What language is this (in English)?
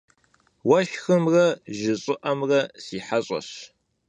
Kabardian